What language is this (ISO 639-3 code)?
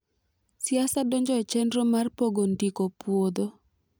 luo